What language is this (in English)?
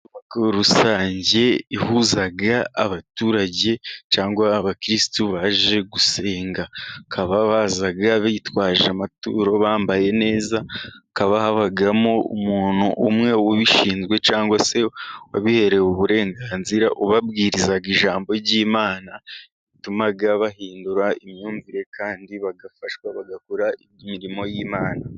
Kinyarwanda